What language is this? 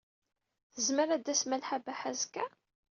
Kabyle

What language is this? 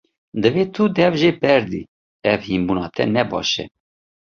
Kurdish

